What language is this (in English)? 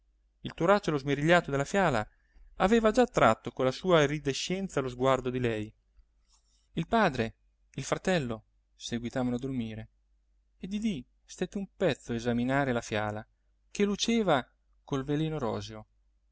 Italian